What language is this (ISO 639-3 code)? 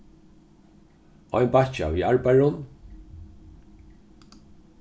fao